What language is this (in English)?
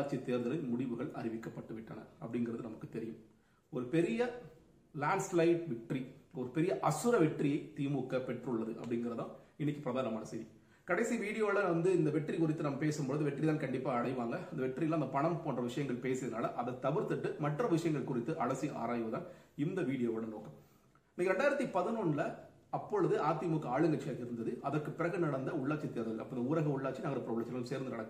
Tamil